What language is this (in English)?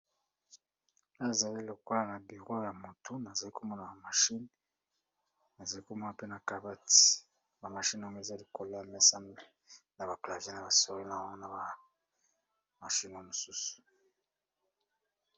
Lingala